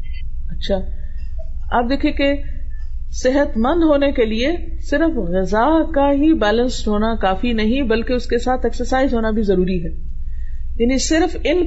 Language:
Urdu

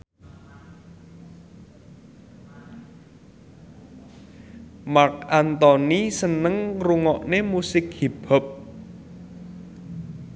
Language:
Javanese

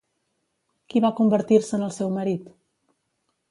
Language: Catalan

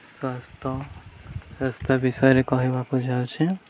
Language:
Odia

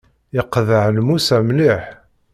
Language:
Kabyle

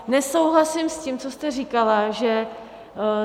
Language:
Czech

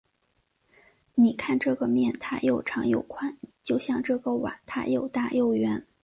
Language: Chinese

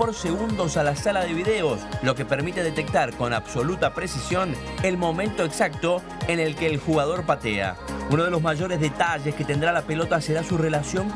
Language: Spanish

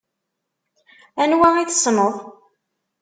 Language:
Kabyle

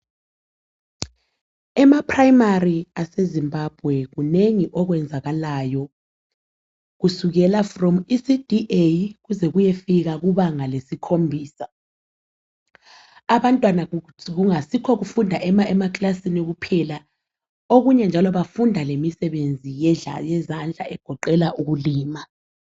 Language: North Ndebele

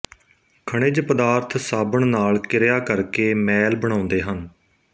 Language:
Punjabi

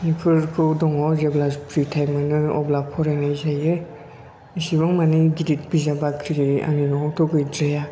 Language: Bodo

